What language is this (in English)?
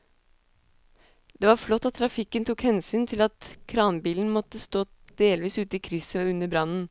Norwegian